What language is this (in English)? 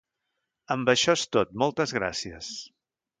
Catalan